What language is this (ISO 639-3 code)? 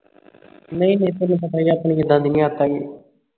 pan